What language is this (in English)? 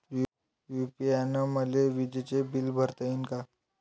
Marathi